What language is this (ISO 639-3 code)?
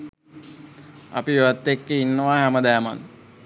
sin